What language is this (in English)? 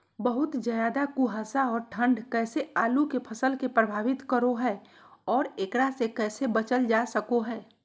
Magahi